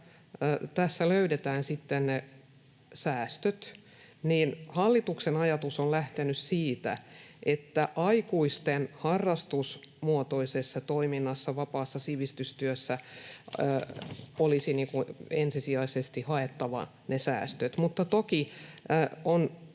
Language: Finnish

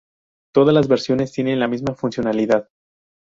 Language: Spanish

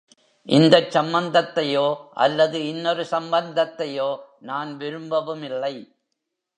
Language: Tamil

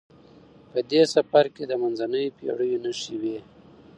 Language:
Pashto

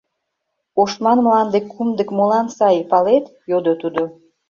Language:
Mari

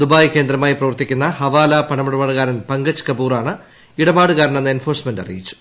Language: Malayalam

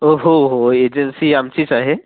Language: Marathi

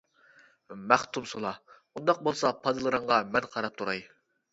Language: Uyghur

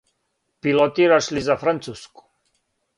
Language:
Serbian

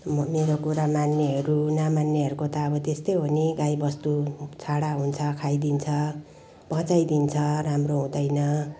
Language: Nepali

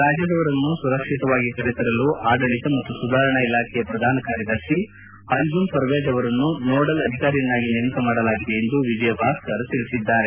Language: Kannada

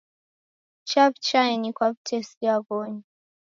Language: Taita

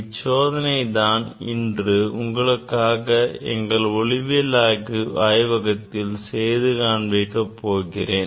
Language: Tamil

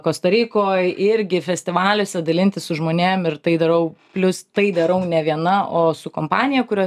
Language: Lithuanian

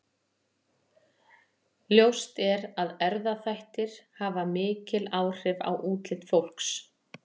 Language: Icelandic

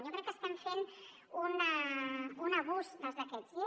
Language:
Catalan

